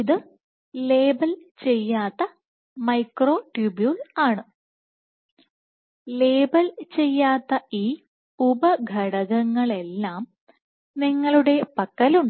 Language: Malayalam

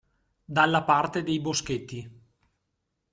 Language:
Italian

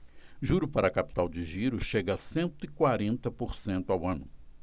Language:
Portuguese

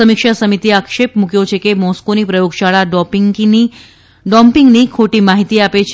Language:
Gujarati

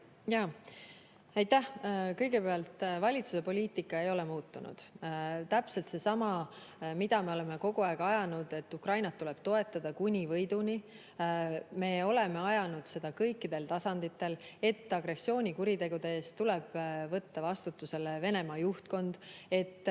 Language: Estonian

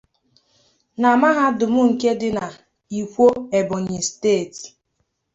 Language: Igbo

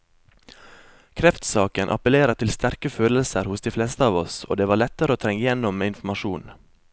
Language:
Norwegian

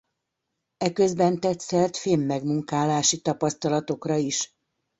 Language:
Hungarian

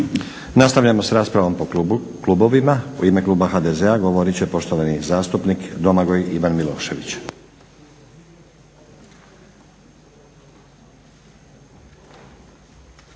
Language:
Croatian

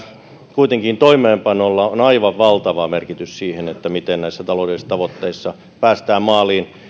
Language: Finnish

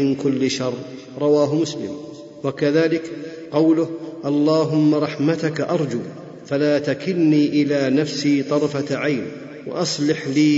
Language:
Arabic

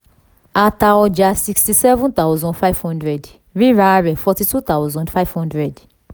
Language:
Yoruba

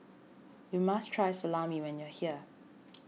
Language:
English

